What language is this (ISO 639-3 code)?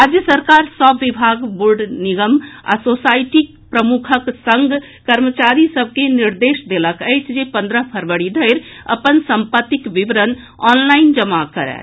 mai